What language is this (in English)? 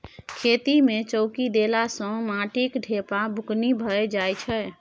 Maithili